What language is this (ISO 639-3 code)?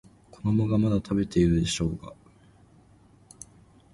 jpn